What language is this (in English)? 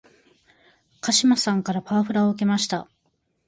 Japanese